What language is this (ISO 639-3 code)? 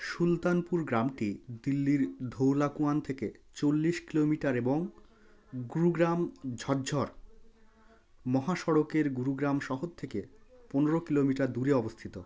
ben